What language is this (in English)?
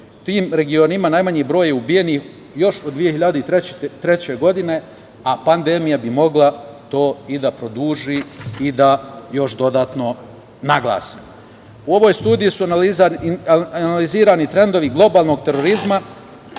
Serbian